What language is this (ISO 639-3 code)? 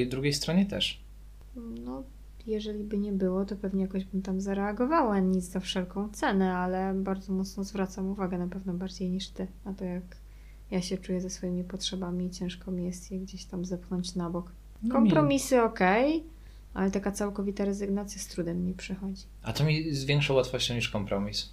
pol